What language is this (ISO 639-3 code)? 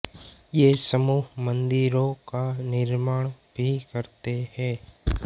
hin